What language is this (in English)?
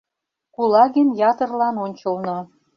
Mari